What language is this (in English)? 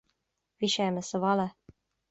Irish